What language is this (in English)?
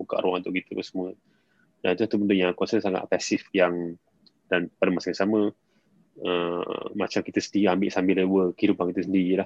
Malay